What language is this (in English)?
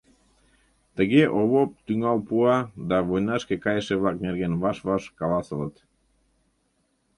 Mari